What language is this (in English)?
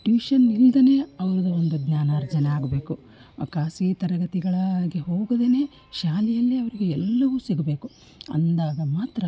Kannada